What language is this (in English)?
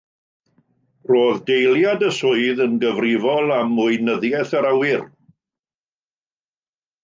Welsh